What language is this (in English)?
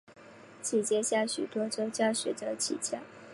Chinese